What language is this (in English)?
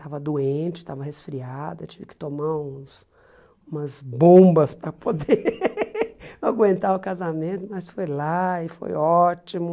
Portuguese